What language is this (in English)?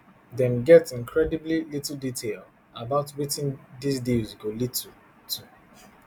Nigerian Pidgin